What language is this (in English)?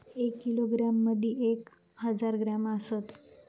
Marathi